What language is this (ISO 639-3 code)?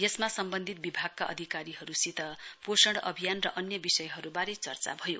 nep